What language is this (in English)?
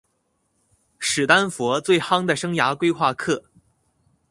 Chinese